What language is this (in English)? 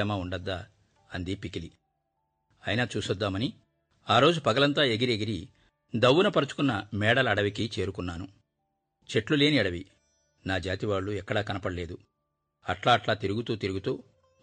Telugu